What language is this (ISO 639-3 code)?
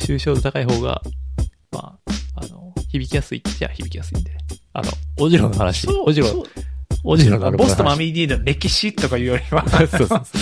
jpn